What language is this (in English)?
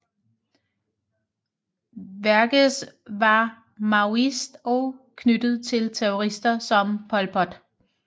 Danish